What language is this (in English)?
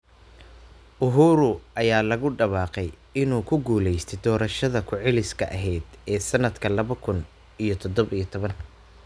Somali